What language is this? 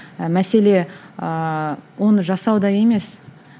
Kazakh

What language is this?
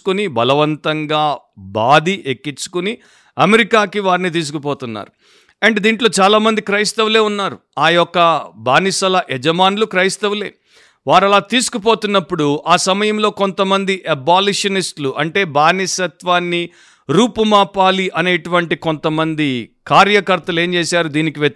Telugu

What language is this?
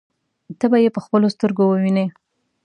Pashto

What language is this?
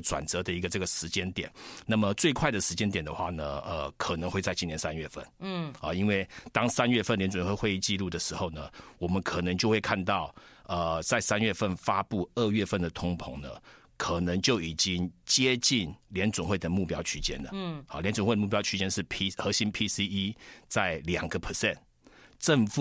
Chinese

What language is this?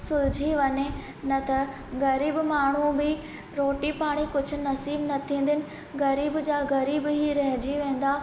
Sindhi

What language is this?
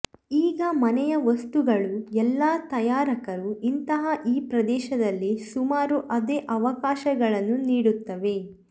Kannada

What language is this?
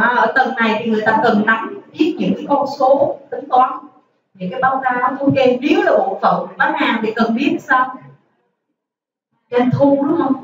Vietnamese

